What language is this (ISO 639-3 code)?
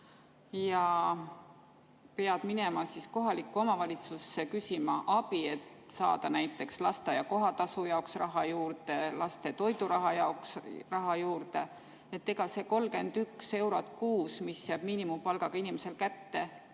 est